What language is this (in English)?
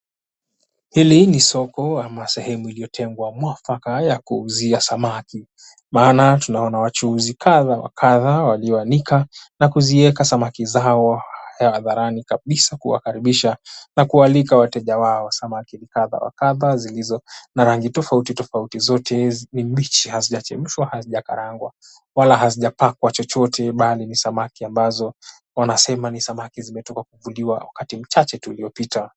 Swahili